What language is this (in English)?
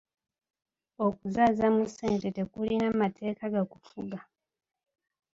Ganda